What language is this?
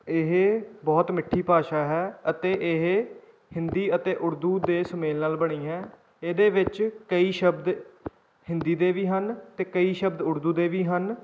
Punjabi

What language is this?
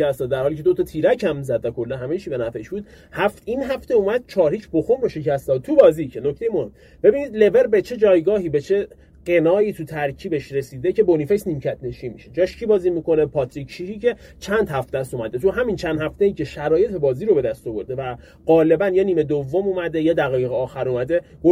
Persian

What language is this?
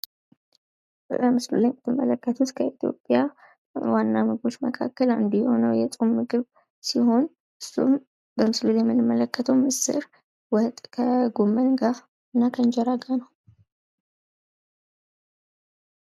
Amharic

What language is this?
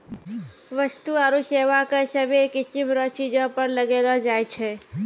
Maithili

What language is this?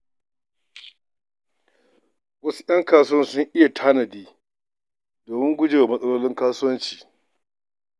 Hausa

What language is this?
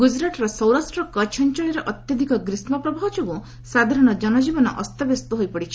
Odia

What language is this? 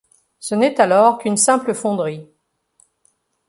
French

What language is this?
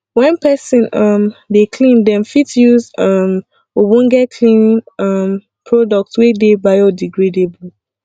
Nigerian Pidgin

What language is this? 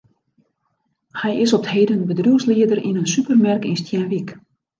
Western Frisian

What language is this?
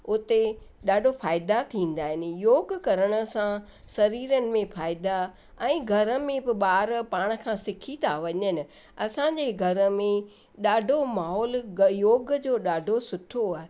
Sindhi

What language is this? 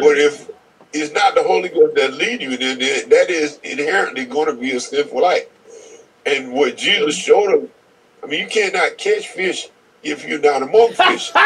English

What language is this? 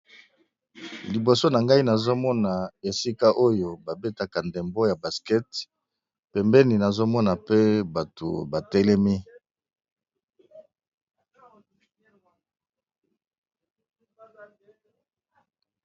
Lingala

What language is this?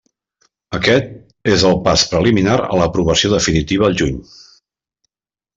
Catalan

